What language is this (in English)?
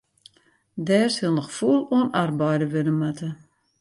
Western Frisian